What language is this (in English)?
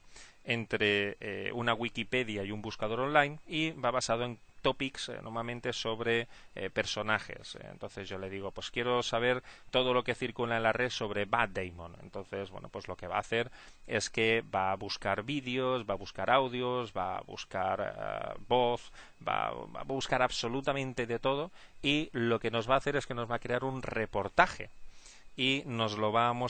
Spanish